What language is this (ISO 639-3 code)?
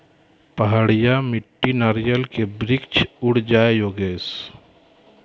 mai